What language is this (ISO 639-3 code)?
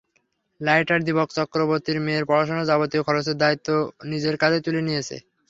ben